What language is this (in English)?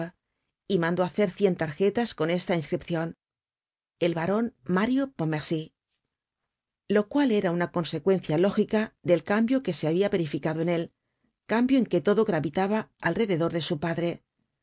Spanish